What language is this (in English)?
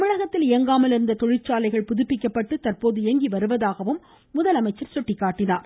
Tamil